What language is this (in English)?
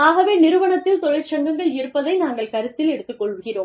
Tamil